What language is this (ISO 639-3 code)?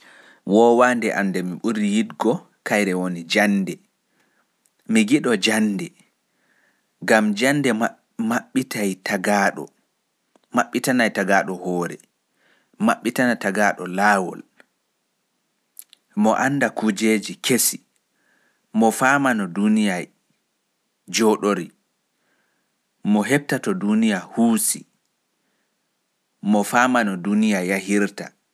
ful